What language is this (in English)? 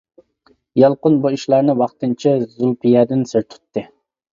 Uyghur